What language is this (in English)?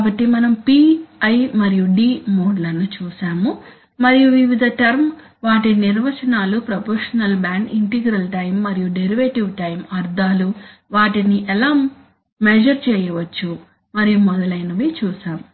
Telugu